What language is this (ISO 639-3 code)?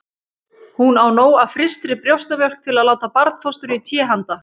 isl